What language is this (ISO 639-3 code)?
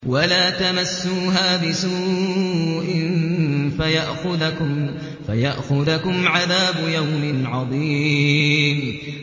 ara